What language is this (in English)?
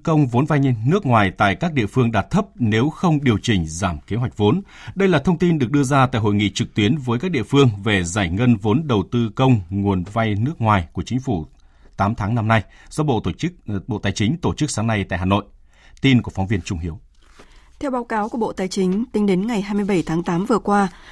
Vietnamese